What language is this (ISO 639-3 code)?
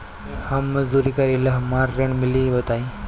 bho